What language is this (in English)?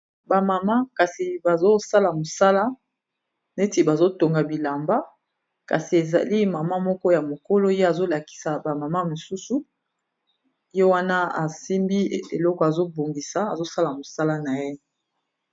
Lingala